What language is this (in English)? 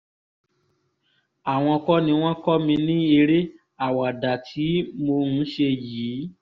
Yoruba